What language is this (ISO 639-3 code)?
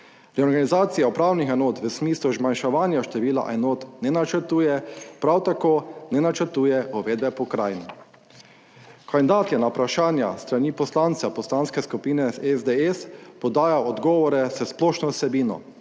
slv